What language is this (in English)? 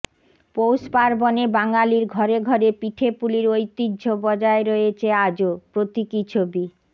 Bangla